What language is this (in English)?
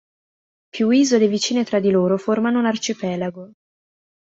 Italian